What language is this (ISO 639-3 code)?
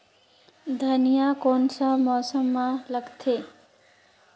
hne